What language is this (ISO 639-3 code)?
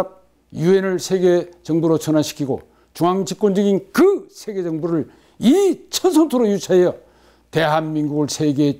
kor